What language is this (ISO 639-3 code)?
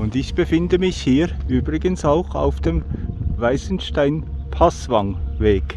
deu